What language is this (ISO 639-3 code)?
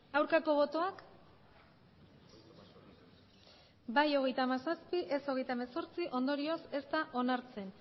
eus